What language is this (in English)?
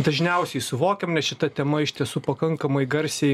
Lithuanian